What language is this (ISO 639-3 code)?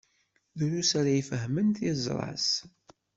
kab